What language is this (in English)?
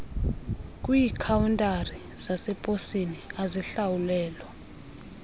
Xhosa